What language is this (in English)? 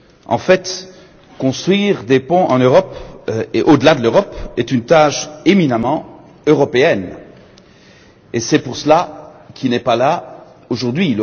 French